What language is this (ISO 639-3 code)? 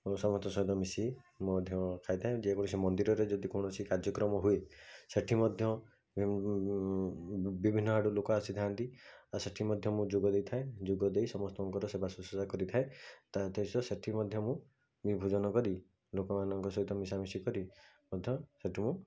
ori